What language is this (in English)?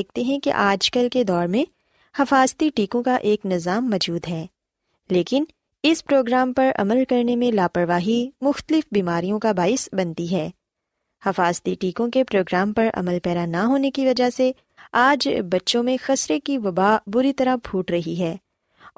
Urdu